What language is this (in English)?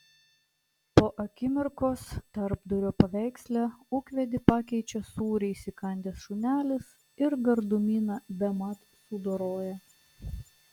Lithuanian